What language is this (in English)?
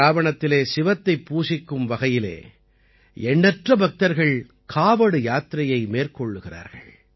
Tamil